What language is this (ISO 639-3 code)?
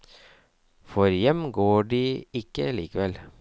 nor